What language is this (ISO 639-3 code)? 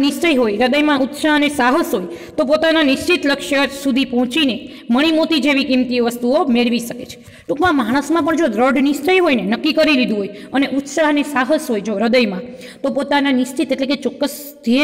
ron